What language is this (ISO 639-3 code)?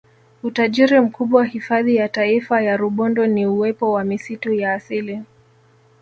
swa